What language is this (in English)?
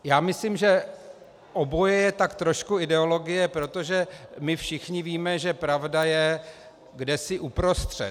Czech